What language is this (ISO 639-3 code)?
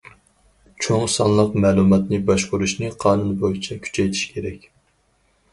uig